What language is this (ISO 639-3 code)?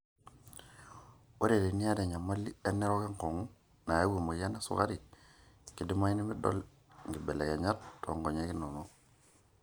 mas